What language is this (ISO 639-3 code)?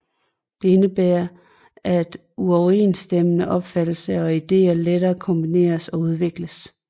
dan